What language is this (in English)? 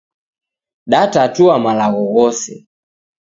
Taita